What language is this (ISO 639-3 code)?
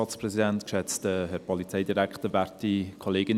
gsw